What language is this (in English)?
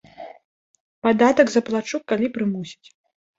Belarusian